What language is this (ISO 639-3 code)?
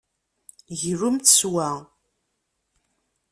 kab